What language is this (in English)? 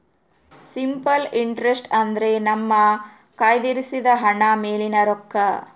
Kannada